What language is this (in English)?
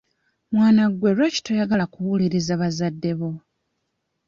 Ganda